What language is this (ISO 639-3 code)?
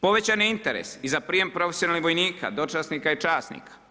hrv